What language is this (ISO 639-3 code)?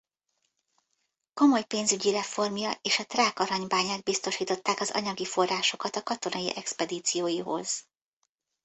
hun